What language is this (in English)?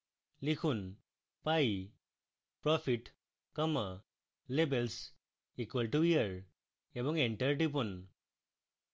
Bangla